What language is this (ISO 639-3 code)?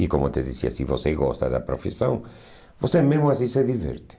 por